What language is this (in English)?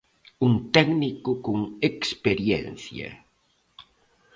Galician